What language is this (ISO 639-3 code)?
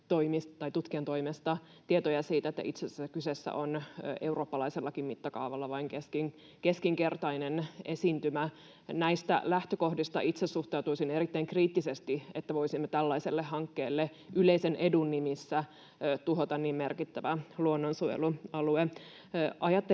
fin